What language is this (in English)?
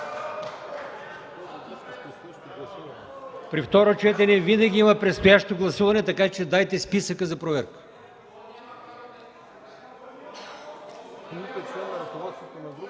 Bulgarian